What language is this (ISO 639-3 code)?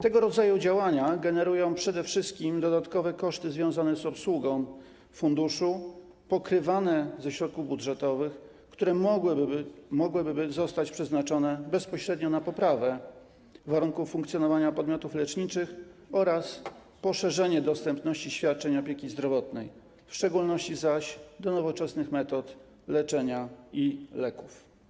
pol